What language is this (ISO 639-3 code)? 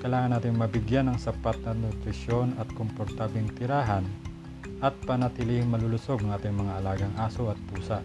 fil